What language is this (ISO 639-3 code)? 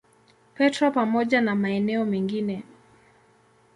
swa